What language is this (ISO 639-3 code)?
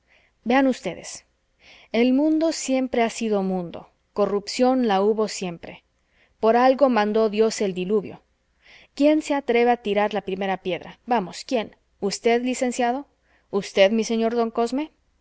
spa